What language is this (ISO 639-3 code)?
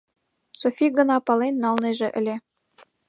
chm